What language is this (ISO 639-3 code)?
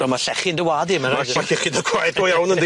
cym